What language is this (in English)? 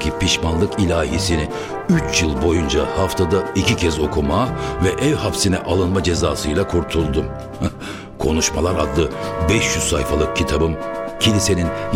Turkish